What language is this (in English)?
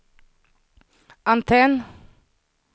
Swedish